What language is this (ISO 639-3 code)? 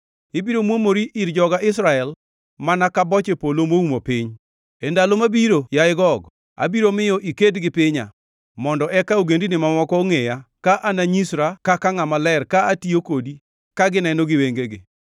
luo